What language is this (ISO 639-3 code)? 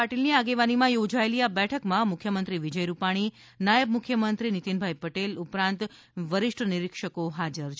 guj